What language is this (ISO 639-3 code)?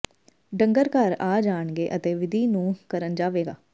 pan